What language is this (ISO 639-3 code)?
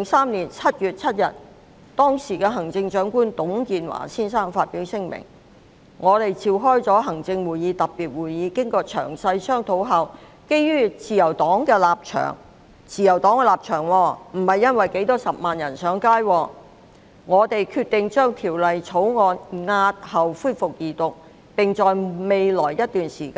yue